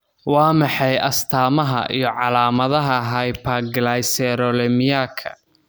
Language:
Somali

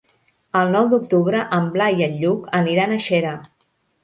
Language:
Catalan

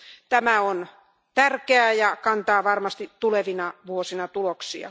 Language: Finnish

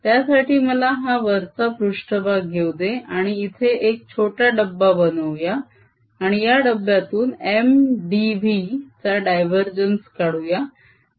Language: Marathi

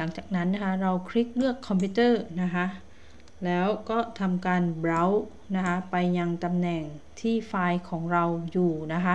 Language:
Thai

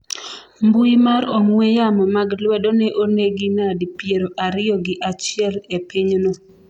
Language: Luo (Kenya and Tanzania)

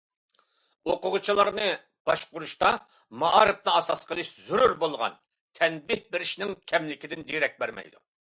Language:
Uyghur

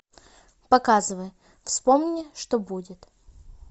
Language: Russian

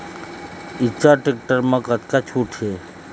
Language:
Chhattisgarhi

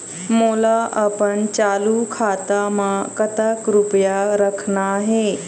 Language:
Chhattisgarhi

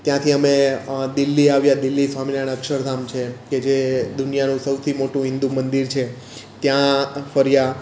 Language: Gujarati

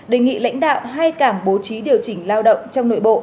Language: Vietnamese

